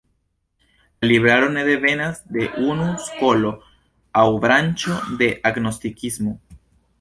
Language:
Esperanto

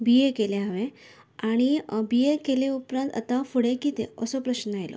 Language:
Konkani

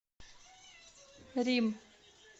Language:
Russian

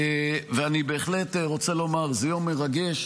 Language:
Hebrew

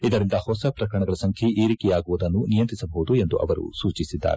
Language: Kannada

